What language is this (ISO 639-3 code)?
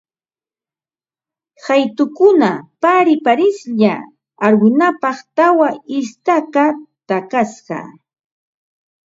qva